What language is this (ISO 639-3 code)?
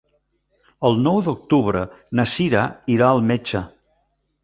cat